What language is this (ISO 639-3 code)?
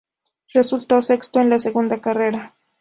spa